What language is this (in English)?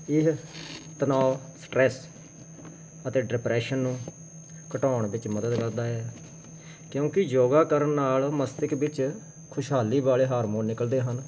Punjabi